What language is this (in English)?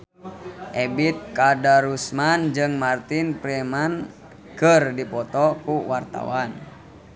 Sundanese